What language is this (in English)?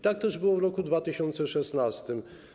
Polish